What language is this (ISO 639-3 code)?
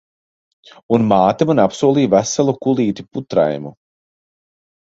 lav